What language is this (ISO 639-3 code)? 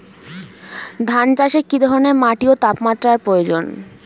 ben